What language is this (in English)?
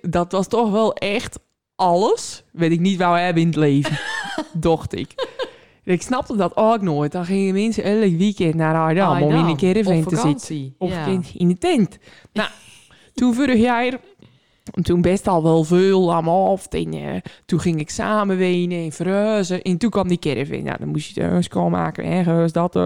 Dutch